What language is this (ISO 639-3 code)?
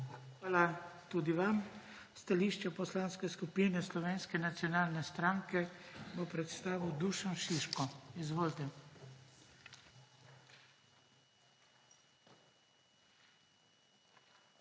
slv